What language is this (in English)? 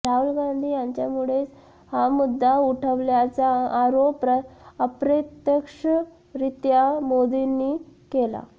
Marathi